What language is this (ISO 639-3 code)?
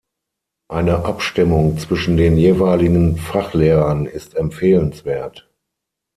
deu